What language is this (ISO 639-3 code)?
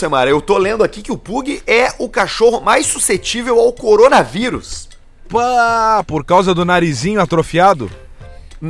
por